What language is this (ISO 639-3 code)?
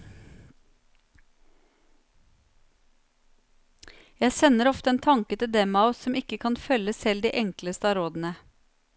nor